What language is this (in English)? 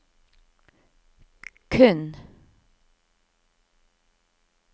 Norwegian